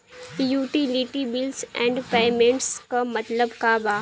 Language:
Bhojpuri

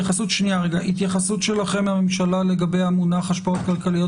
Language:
Hebrew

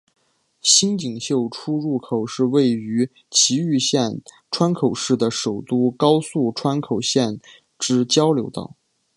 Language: Chinese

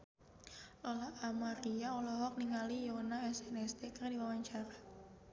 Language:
Sundanese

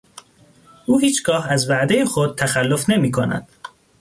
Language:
Persian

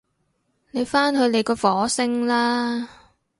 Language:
Cantonese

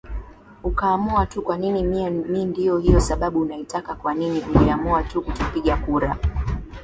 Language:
Swahili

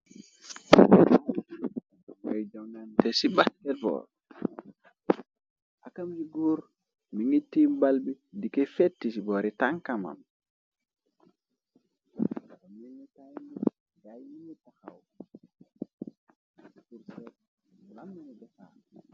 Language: Wolof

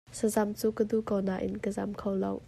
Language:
Hakha Chin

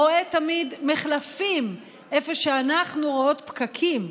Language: Hebrew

